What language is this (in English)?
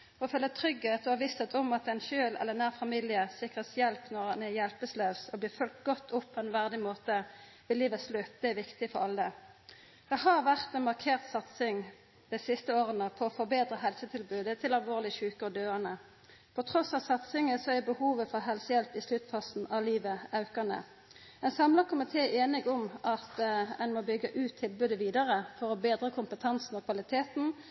Norwegian Nynorsk